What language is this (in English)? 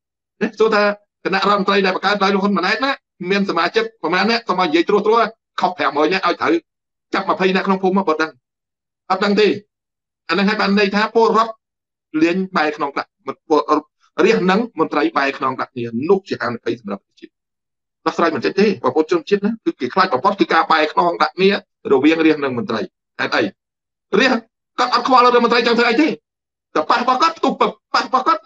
Thai